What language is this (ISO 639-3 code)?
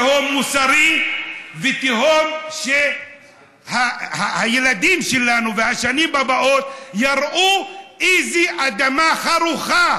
heb